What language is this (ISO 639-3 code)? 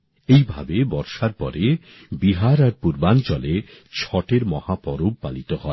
ben